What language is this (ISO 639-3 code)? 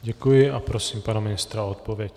ces